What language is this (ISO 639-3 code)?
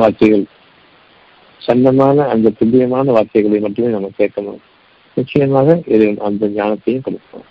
tam